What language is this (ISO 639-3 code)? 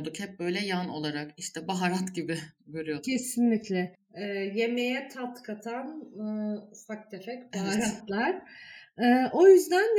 tur